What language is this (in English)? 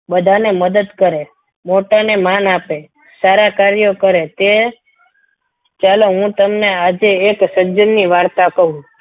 Gujarati